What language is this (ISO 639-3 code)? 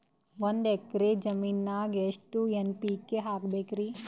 kan